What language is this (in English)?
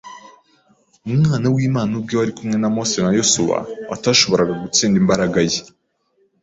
Kinyarwanda